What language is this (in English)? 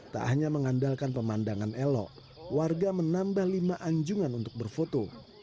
Indonesian